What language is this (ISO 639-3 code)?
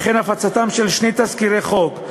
heb